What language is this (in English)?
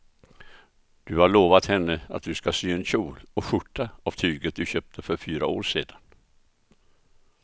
Swedish